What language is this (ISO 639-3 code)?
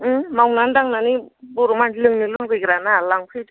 brx